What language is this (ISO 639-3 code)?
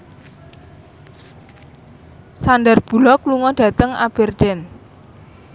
jav